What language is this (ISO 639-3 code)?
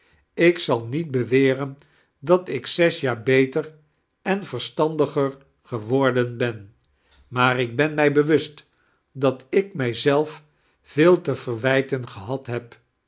nld